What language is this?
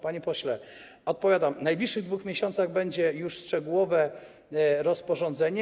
Polish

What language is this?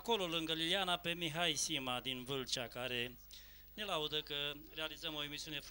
Romanian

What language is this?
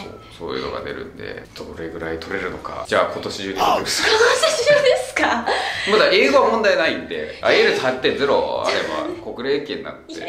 Japanese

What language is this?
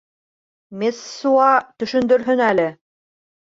Bashkir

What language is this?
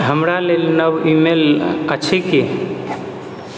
Maithili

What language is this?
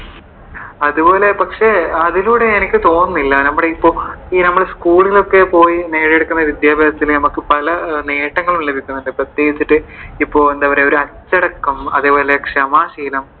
Malayalam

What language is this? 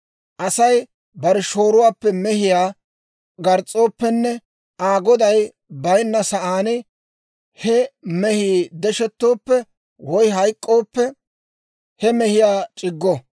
Dawro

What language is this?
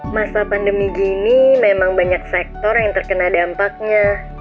Indonesian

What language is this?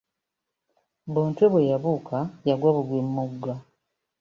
Ganda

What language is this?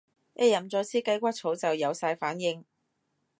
Cantonese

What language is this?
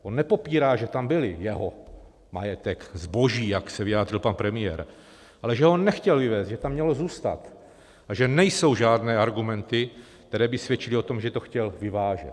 Czech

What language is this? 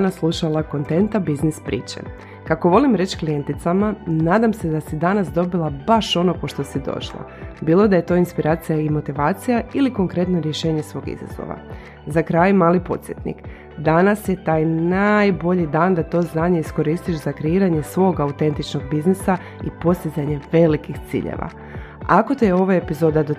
Croatian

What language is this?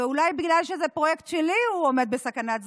Hebrew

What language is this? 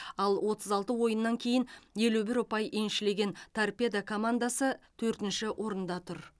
Kazakh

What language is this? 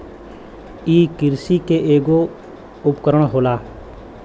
Bhojpuri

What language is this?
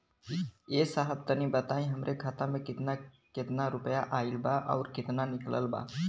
Bhojpuri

